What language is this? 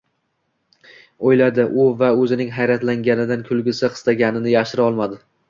Uzbek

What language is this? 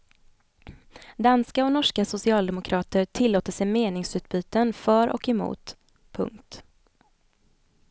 Swedish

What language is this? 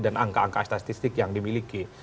Indonesian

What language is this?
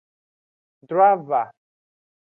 Aja (Benin)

